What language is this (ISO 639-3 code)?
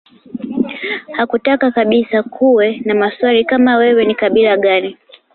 swa